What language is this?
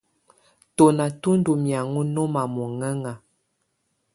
Tunen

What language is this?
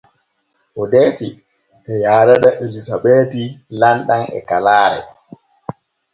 Borgu Fulfulde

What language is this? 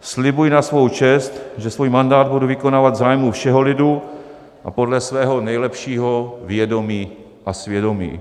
Czech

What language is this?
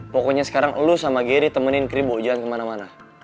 Indonesian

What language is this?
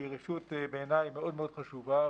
Hebrew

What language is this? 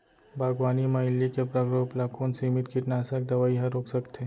Chhattisgarhi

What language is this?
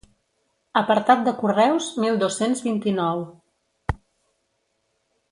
Catalan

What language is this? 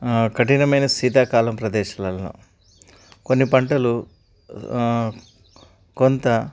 Telugu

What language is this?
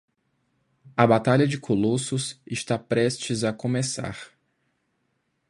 Portuguese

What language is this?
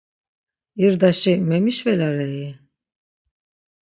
Laz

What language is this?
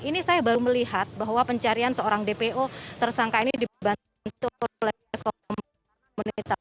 Indonesian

